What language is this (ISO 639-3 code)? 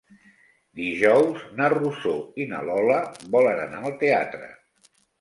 cat